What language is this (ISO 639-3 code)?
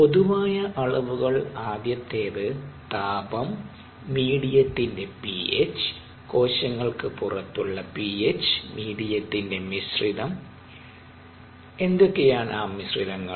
mal